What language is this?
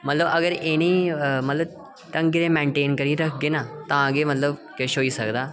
Dogri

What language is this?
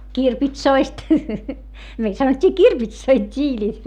Finnish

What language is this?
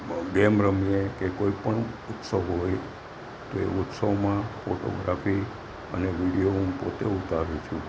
Gujarati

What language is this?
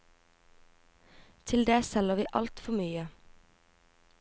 Norwegian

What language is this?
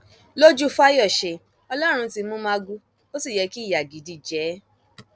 Yoruba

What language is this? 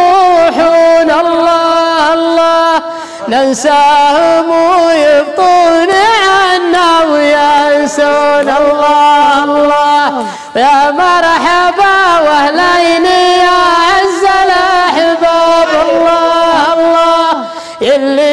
Arabic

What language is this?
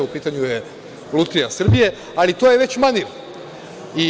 Serbian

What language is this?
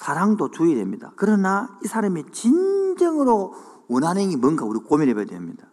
Korean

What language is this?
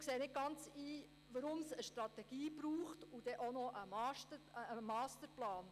Swiss German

